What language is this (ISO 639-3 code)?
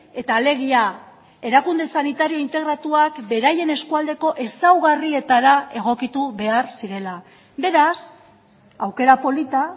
eus